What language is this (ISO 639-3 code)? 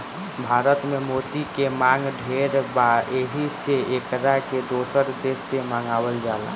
bho